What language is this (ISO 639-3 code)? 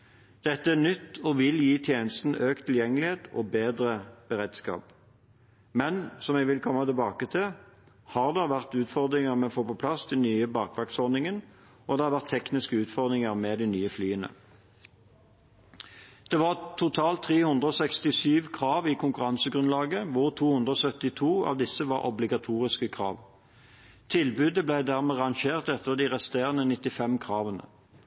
nob